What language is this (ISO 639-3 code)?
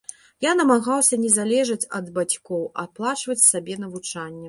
bel